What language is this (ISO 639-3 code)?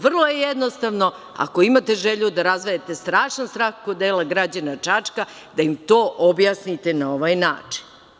srp